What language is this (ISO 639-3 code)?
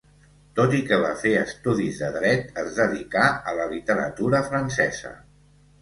cat